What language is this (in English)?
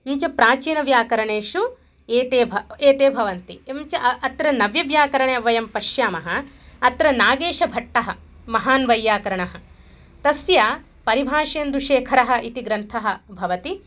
Sanskrit